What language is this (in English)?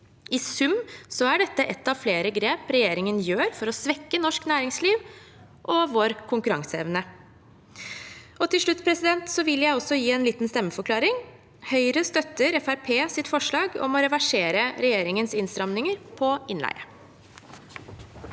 Norwegian